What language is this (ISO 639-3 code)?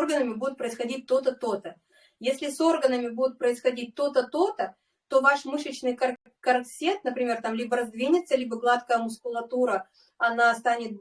rus